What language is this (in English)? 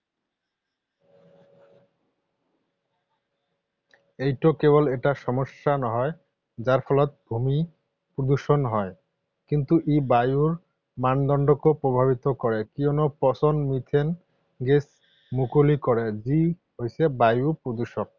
Assamese